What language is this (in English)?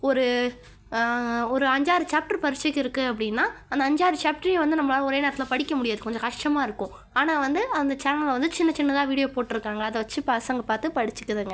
Tamil